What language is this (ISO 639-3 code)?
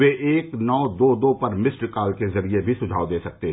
hin